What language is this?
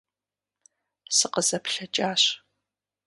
Kabardian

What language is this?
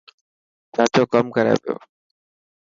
Dhatki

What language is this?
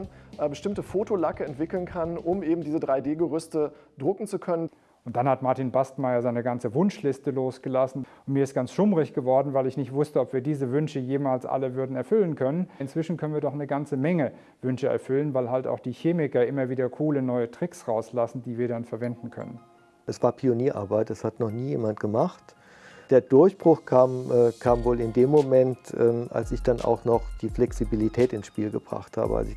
German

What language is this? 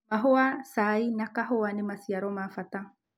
Kikuyu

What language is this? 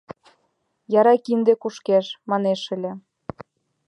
Mari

